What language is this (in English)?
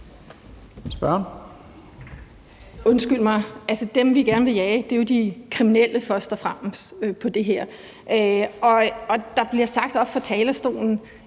Danish